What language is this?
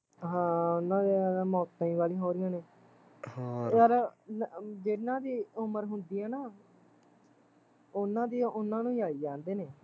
Punjabi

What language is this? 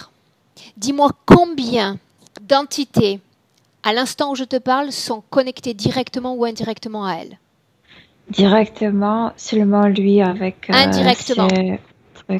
French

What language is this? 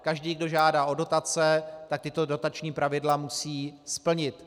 Czech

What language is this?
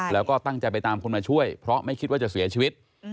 Thai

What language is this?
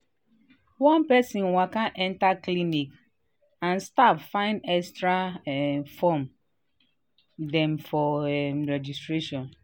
Nigerian Pidgin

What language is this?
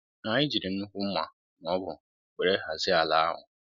Igbo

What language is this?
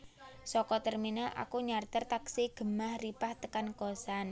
Javanese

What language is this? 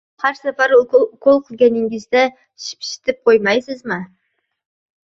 Uzbek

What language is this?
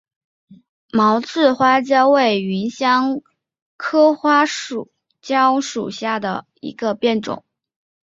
Chinese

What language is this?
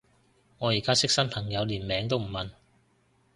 Cantonese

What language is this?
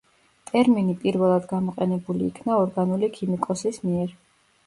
Georgian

